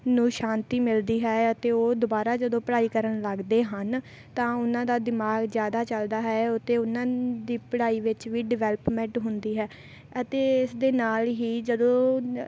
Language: Punjabi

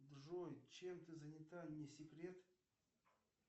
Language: Russian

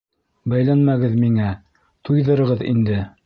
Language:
Bashkir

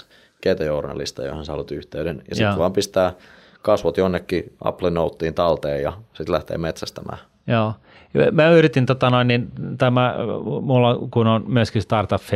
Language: Finnish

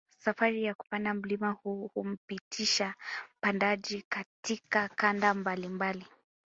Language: Swahili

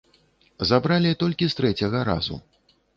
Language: Belarusian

